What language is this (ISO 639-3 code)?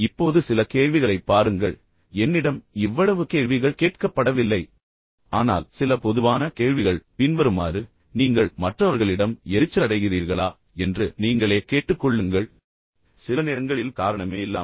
tam